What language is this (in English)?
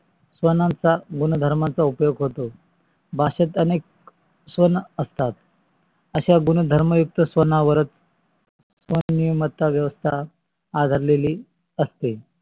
Marathi